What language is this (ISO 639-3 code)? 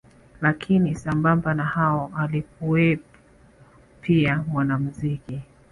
swa